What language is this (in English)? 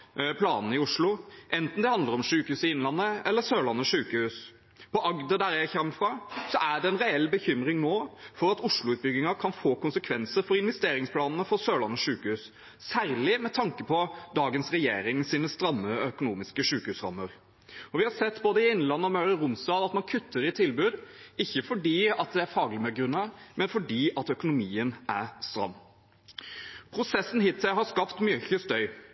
Norwegian Bokmål